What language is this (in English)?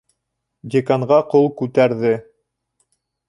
Bashkir